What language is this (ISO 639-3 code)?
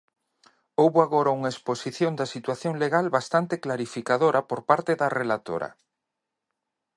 glg